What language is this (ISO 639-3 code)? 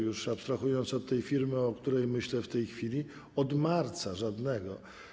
pol